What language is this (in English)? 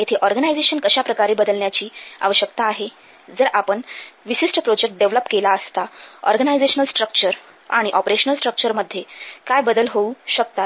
Marathi